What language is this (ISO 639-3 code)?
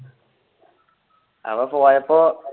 mal